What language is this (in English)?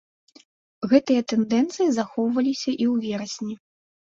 Belarusian